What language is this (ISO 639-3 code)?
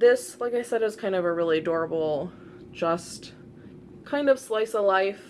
eng